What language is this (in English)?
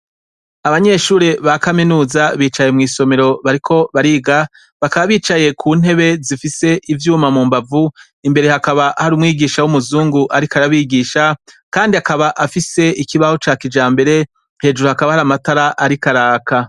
Rundi